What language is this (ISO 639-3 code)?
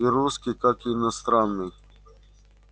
rus